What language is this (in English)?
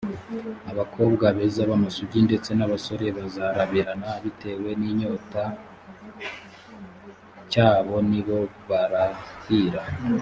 Kinyarwanda